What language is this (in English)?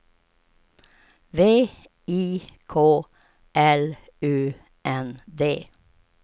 Swedish